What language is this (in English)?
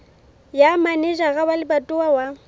Southern Sotho